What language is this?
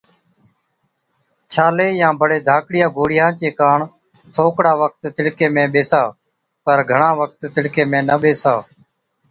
Od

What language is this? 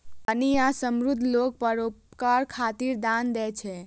Maithili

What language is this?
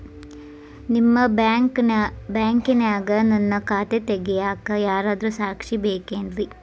Kannada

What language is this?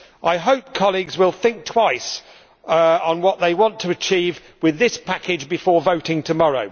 English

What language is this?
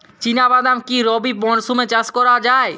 Bangla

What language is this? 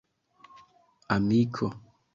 Esperanto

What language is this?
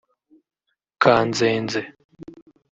Kinyarwanda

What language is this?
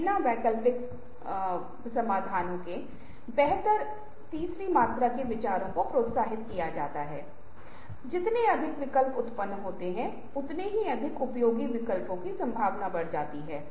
Hindi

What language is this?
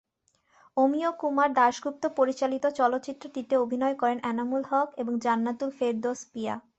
Bangla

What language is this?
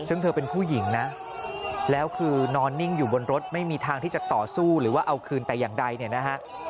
Thai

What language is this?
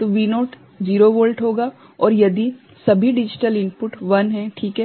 Hindi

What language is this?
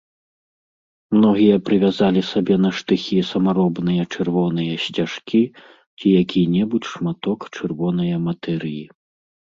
Belarusian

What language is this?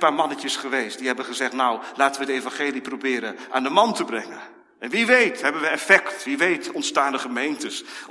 Dutch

